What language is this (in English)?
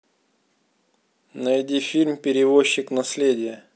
Russian